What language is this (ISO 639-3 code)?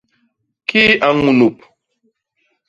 bas